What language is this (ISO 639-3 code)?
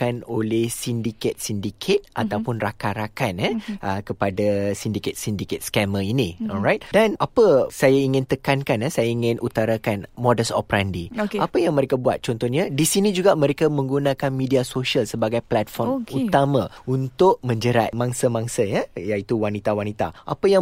msa